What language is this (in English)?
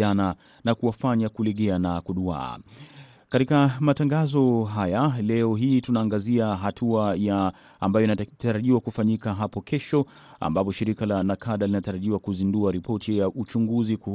Swahili